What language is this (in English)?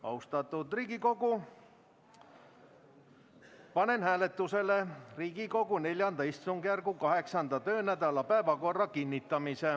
Estonian